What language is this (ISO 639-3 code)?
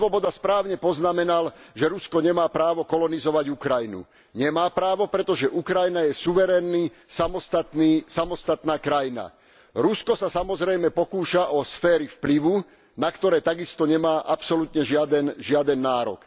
slk